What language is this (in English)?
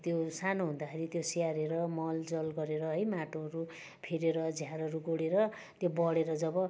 Nepali